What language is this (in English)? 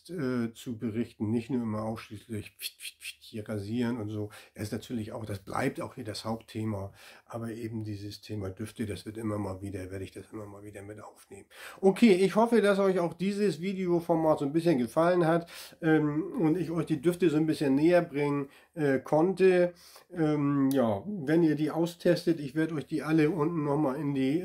German